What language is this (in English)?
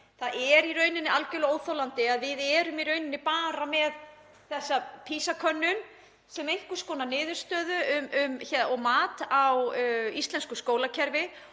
Icelandic